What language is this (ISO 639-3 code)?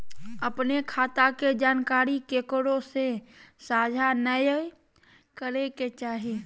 mag